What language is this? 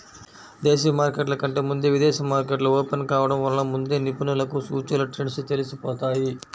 Telugu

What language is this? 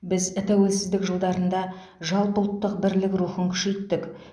Kazakh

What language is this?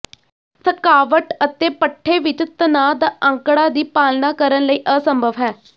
Punjabi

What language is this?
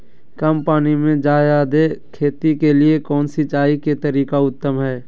Magahi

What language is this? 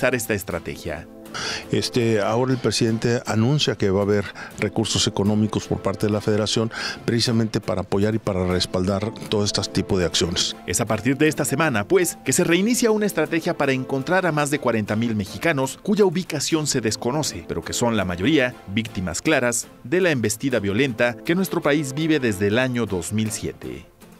Spanish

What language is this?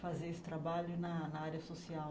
Portuguese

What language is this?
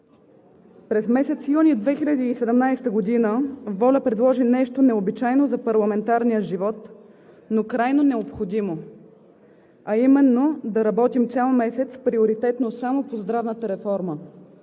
Bulgarian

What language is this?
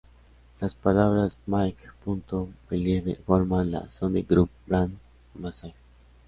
Spanish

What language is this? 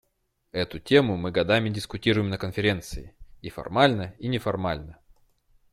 Russian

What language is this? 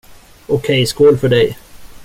Swedish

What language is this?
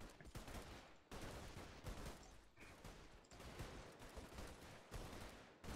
Romanian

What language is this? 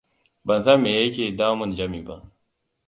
Hausa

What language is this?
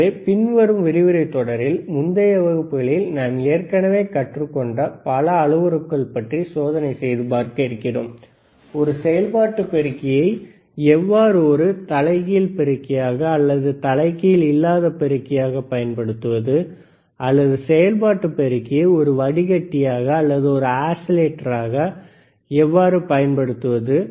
Tamil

